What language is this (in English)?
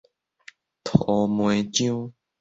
Min Nan Chinese